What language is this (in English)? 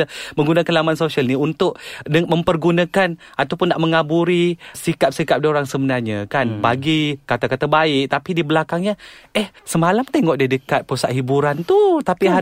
Malay